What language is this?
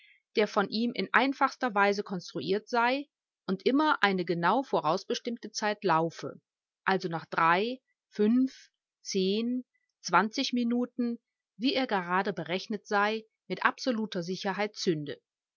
German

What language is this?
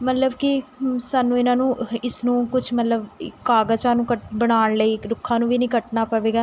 Punjabi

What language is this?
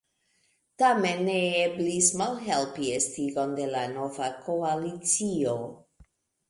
Esperanto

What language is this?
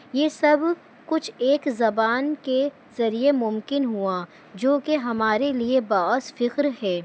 Urdu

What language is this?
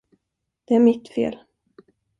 Swedish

